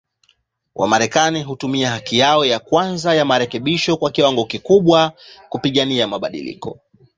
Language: Swahili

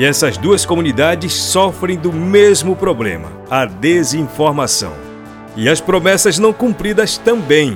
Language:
Portuguese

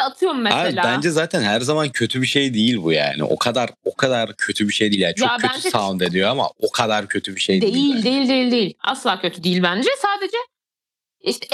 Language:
Turkish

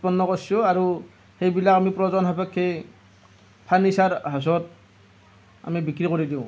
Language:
Assamese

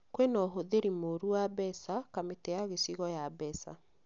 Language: Kikuyu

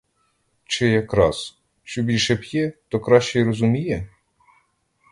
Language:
Ukrainian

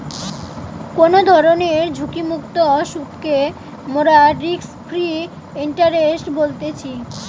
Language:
Bangla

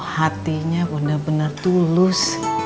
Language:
Indonesian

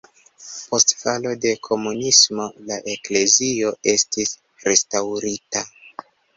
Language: Esperanto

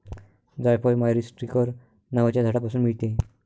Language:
Marathi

